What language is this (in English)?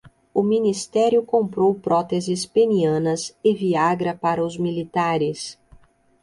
Portuguese